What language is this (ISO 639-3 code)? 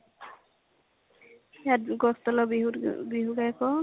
asm